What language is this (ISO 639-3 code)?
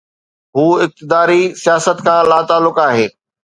snd